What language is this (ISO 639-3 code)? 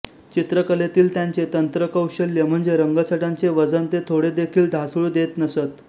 mar